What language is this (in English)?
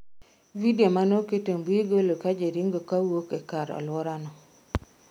Luo (Kenya and Tanzania)